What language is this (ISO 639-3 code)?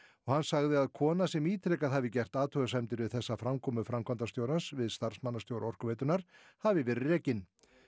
isl